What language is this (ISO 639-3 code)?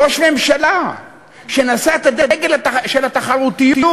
heb